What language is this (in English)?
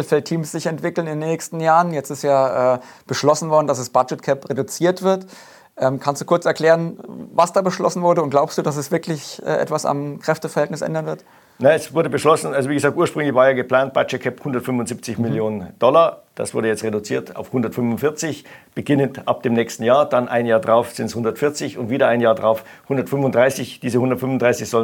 German